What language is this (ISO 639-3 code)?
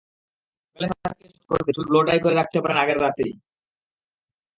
ben